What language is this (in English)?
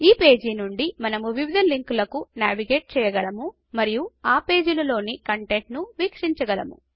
Telugu